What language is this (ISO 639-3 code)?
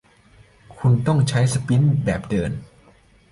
tha